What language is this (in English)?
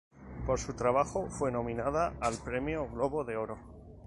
Spanish